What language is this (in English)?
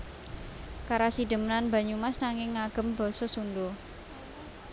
Javanese